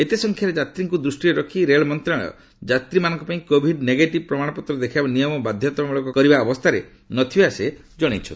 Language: Odia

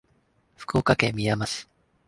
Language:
Japanese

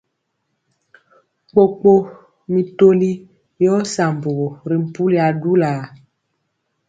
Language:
Mpiemo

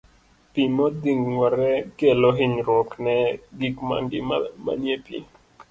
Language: Luo (Kenya and Tanzania)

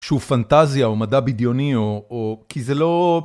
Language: Hebrew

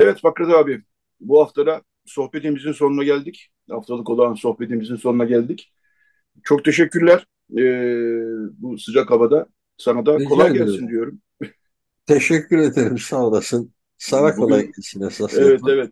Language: Turkish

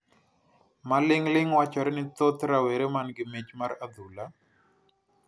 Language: Luo (Kenya and Tanzania)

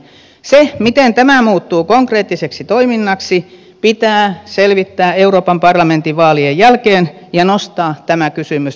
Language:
Finnish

